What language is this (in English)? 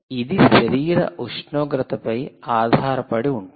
Telugu